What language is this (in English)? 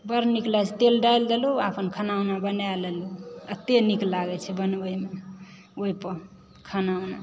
Maithili